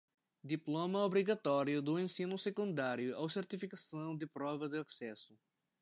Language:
Portuguese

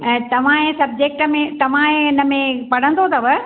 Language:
Sindhi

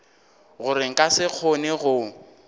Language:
Northern Sotho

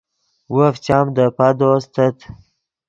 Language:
Yidgha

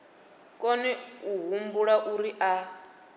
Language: Venda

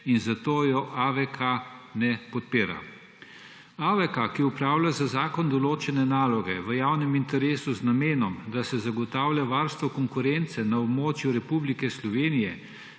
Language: Slovenian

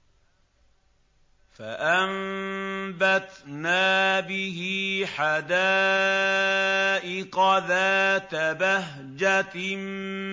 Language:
Arabic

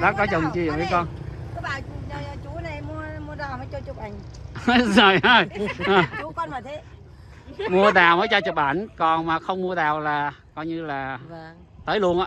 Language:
Vietnamese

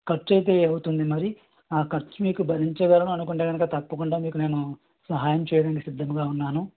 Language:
Telugu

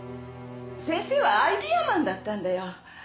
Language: Japanese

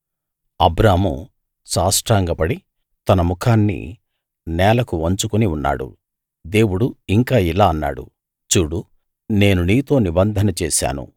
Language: Telugu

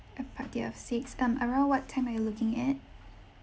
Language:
English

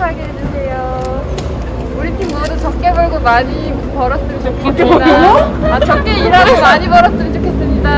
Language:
Korean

